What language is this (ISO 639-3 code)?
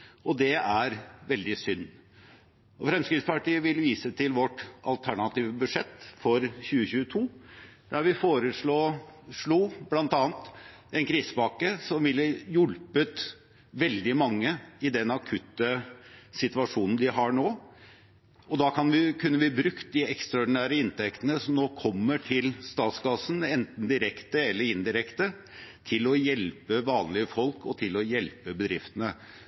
nob